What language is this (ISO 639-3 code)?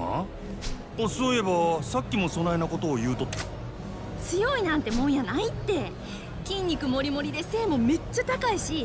jpn